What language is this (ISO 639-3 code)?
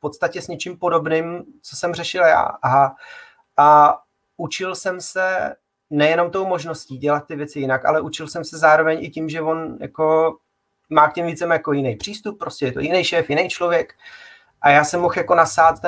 ces